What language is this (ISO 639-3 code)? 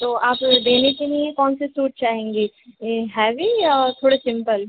urd